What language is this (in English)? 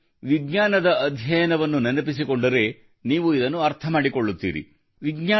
Kannada